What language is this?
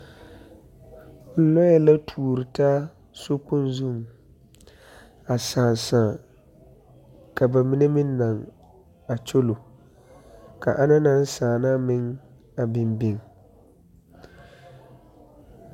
Southern Dagaare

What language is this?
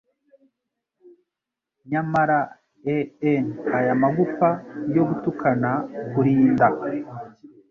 Kinyarwanda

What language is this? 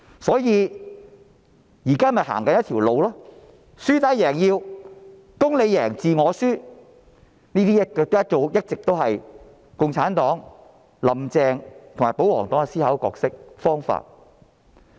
Cantonese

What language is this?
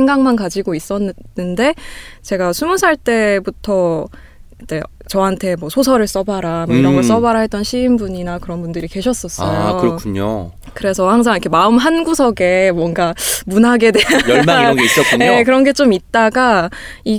Korean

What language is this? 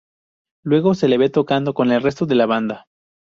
Spanish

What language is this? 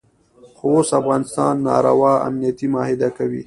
Pashto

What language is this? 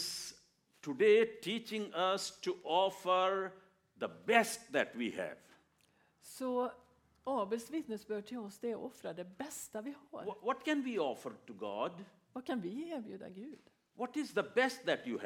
Swedish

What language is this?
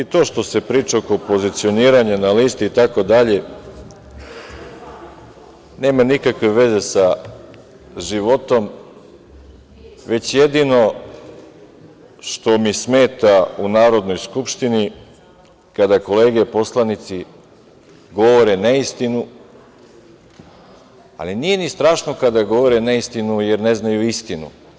Serbian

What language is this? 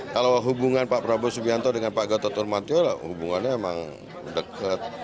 Indonesian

